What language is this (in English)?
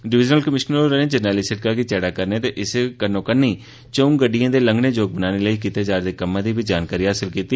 Dogri